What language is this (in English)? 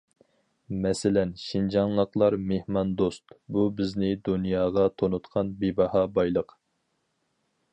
Uyghur